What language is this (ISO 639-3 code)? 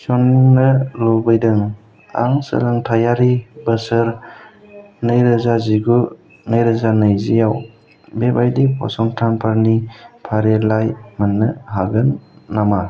brx